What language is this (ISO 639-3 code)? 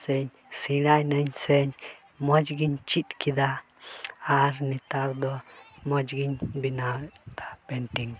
sat